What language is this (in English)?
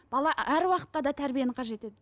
Kazakh